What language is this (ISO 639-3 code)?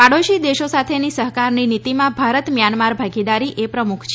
guj